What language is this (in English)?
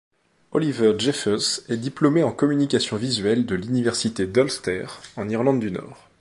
French